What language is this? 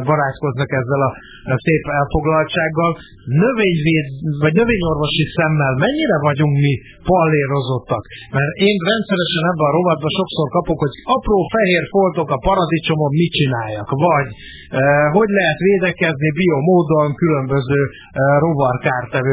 Hungarian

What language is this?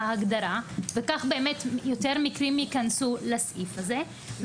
Hebrew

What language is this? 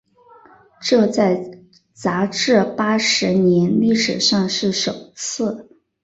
Chinese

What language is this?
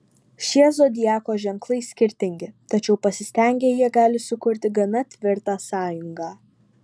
Lithuanian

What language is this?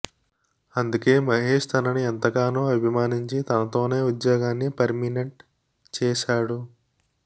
Telugu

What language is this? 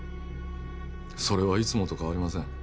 Japanese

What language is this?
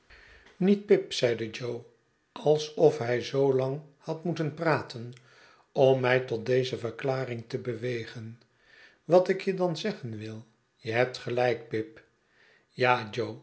Dutch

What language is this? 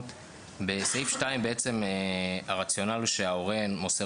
Hebrew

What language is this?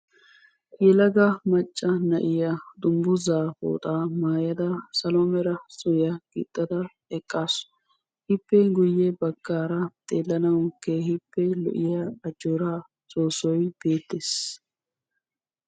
Wolaytta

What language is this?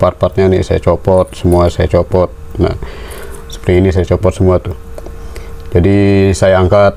Indonesian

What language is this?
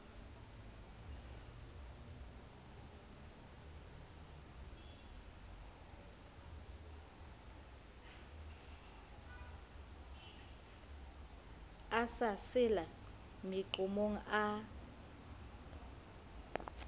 Southern Sotho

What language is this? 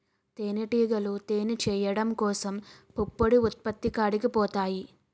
Telugu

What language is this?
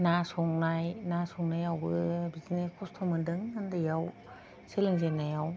Bodo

